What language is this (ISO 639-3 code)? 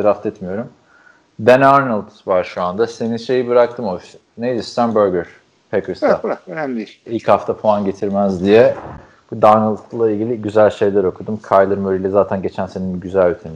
tur